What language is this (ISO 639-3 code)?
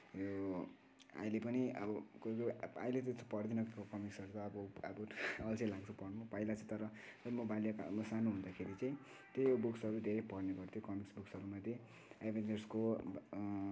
nep